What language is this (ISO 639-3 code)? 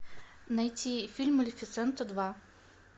rus